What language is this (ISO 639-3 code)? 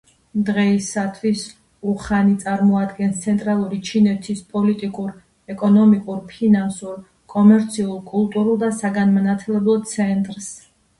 kat